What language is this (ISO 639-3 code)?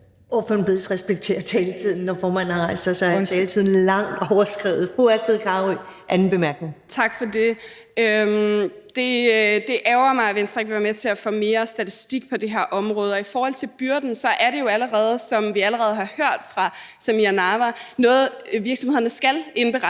dan